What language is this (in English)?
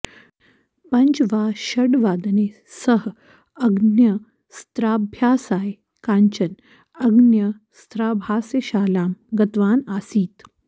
Sanskrit